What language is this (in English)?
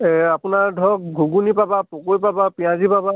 Assamese